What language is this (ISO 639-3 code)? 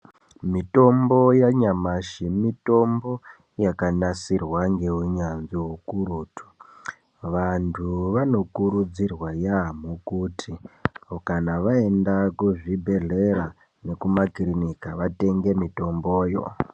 ndc